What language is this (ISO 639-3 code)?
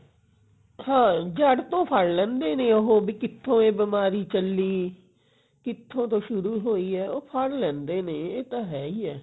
pan